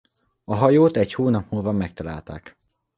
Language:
Hungarian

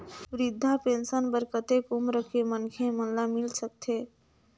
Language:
Chhattisgarhi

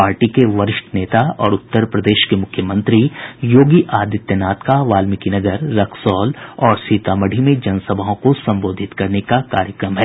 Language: Hindi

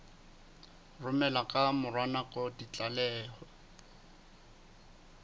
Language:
Southern Sotho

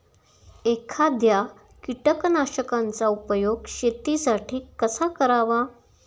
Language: Marathi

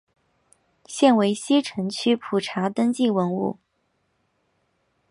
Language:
Chinese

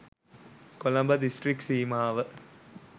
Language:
Sinhala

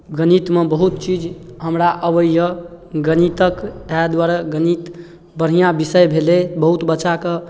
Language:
Maithili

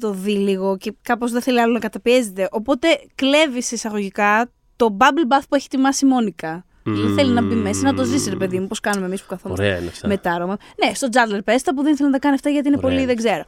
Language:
Greek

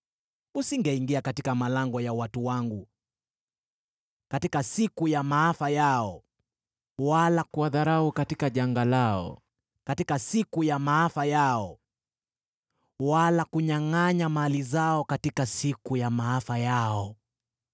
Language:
Swahili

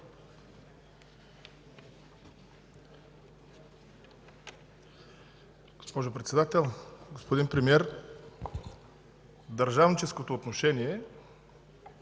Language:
Bulgarian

